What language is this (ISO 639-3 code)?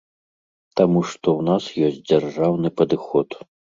bel